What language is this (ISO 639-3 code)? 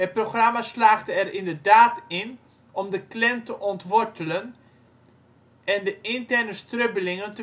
nld